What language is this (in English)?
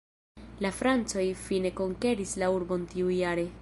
Esperanto